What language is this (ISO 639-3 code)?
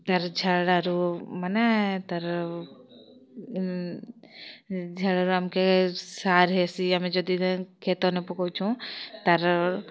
ori